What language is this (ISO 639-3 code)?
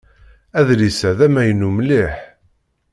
kab